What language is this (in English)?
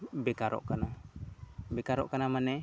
Santali